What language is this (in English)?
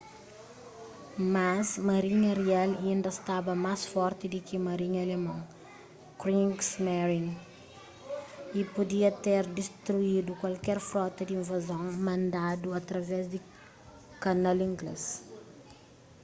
Kabuverdianu